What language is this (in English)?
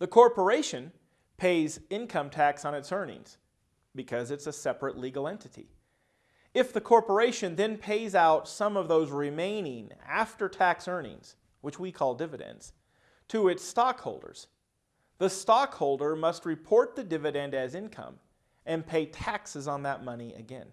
English